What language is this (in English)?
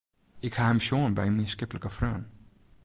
Western Frisian